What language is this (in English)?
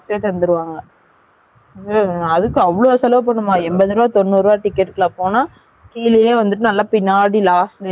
Tamil